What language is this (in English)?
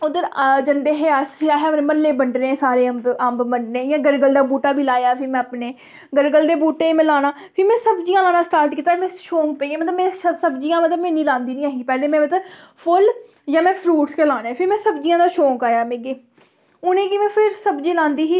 Dogri